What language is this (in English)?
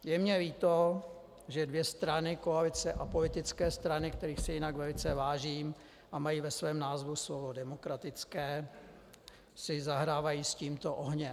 Czech